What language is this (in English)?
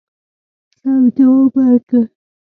Pashto